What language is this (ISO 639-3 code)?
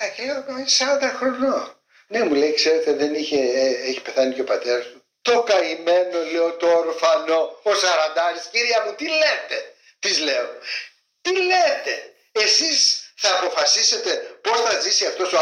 ell